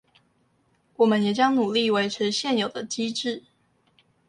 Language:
Chinese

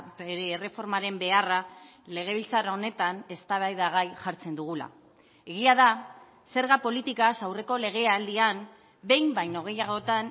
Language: Basque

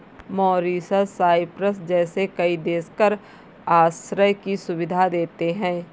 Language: Hindi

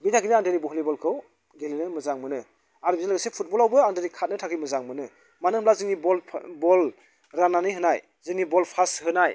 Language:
Bodo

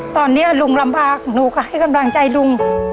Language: Thai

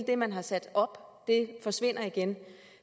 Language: Danish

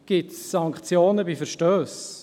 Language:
Swiss German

